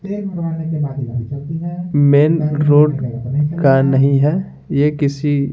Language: Hindi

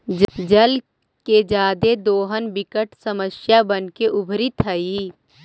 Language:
Magahi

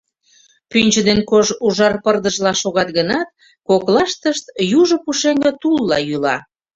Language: Mari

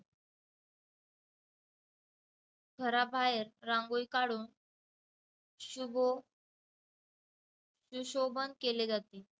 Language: Marathi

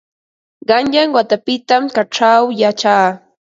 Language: Ambo-Pasco Quechua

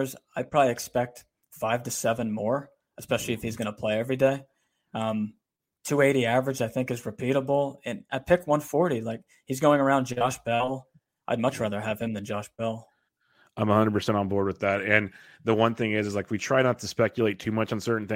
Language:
English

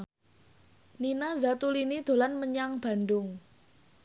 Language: Javanese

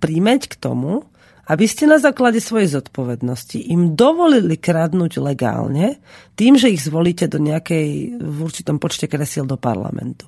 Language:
Slovak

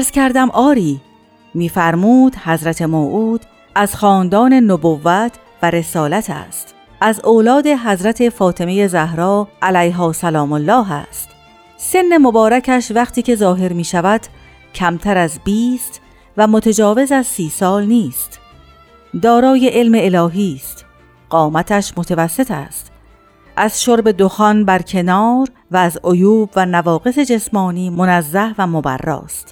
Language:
Persian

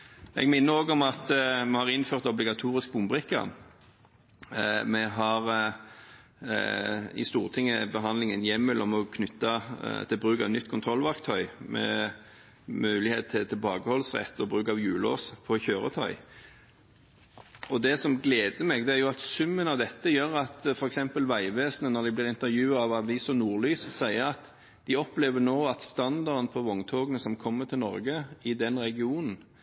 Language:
Norwegian Bokmål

